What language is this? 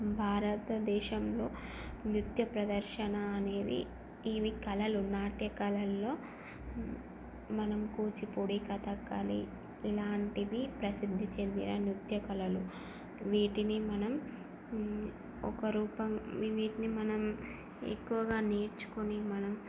Telugu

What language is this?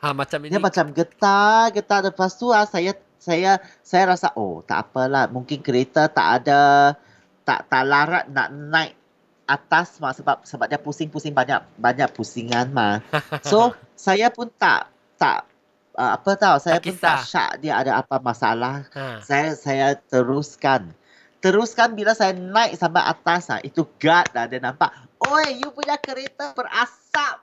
Malay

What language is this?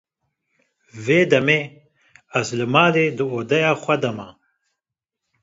Kurdish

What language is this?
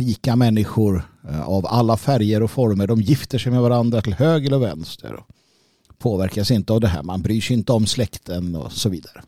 Swedish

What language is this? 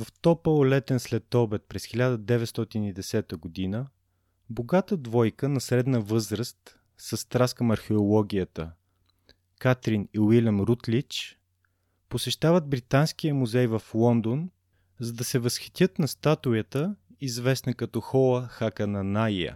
Bulgarian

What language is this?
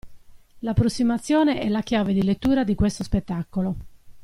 Italian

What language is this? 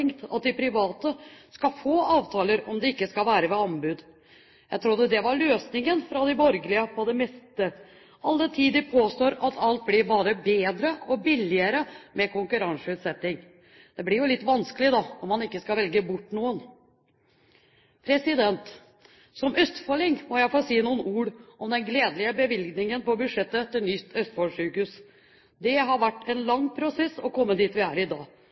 Norwegian Bokmål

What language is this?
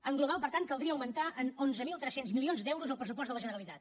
Catalan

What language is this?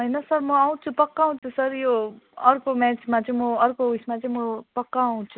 Nepali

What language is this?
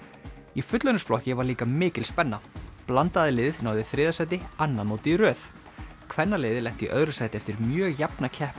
Icelandic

